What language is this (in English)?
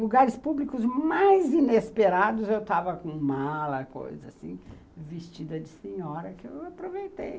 Portuguese